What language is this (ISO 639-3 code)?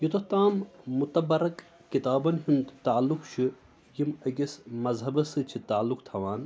kas